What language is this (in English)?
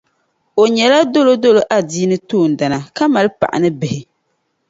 Dagbani